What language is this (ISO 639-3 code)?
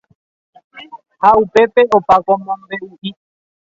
grn